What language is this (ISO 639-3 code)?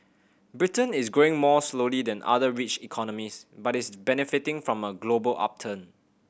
eng